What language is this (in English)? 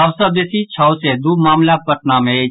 Maithili